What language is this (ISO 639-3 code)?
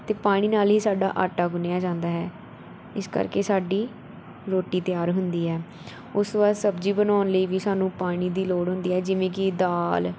pan